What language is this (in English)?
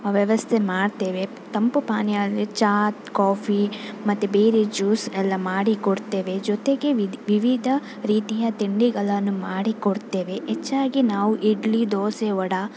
Kannada